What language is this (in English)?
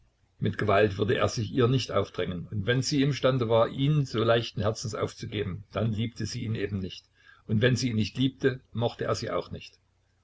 German